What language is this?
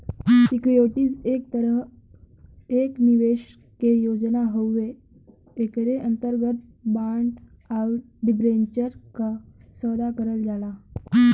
Bhojpuri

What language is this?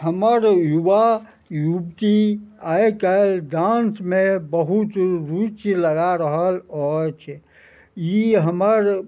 Maithili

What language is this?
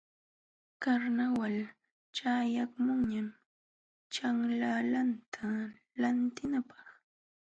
Jauja Wanca Quechua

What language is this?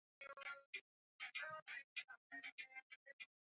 Swahili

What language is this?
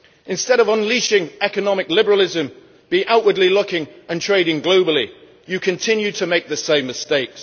English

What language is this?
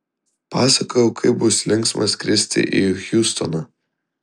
Lithuanian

